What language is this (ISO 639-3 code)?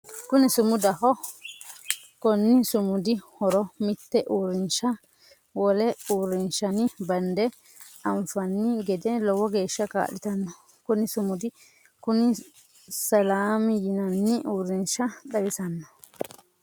sid